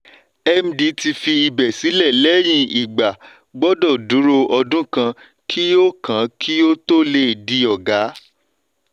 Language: Yoruba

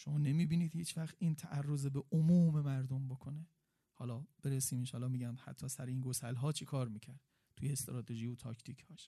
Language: Persian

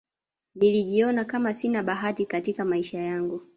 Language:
Swahili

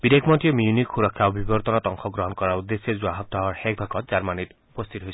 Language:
Assamese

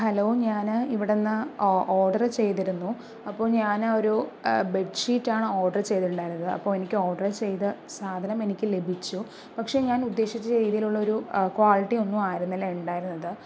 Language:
Malayalam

